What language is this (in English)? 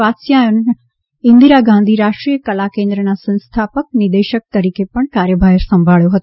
Gujarati